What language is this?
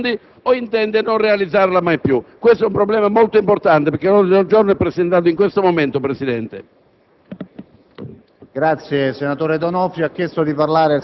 Italian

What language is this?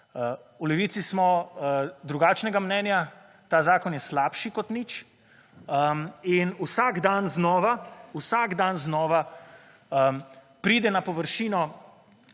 Slovenian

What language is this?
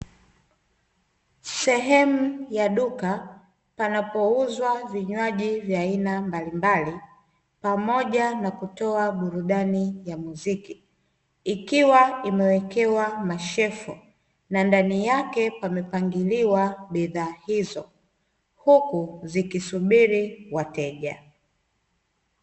Swahili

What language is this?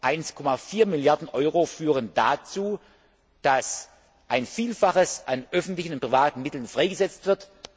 German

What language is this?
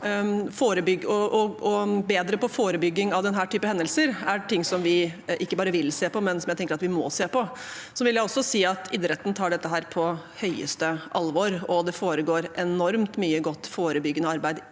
Norwegian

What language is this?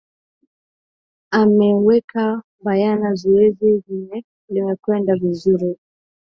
Swahili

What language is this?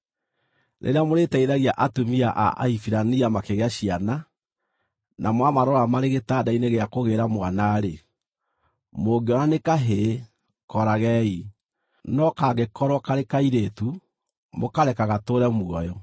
Kikuyu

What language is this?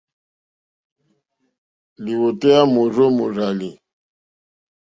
Mokpwe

